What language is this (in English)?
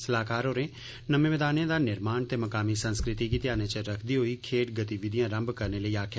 Dogri